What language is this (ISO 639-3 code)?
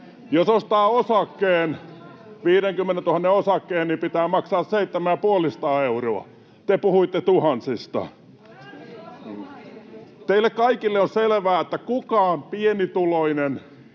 fin